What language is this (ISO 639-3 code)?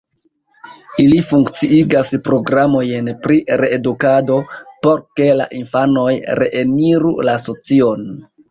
epo